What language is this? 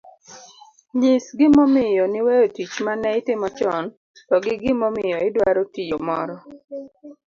Luo (Kenya and Tanzania)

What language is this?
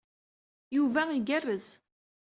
Kabyle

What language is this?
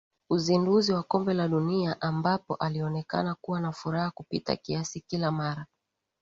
Swahili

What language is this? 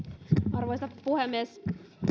Finnish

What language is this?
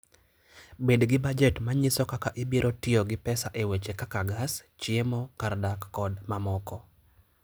Luo (Kenya and Tanzania)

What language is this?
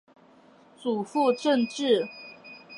Chinese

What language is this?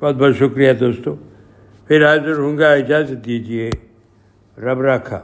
Urdu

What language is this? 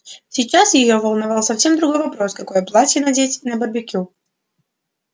Russian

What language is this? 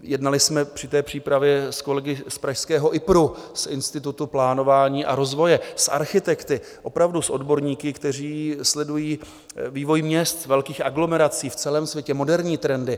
Czech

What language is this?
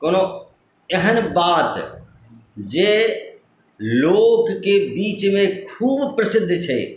Maithili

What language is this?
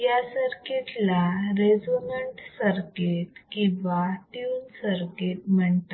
Marathi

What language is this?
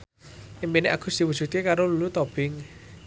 Javanese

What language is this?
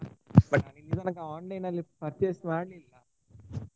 Kannada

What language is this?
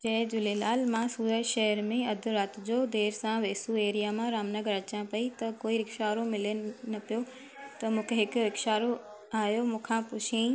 Sindhi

